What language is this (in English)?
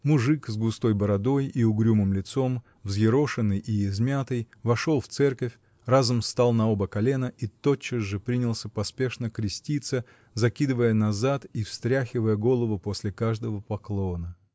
Russian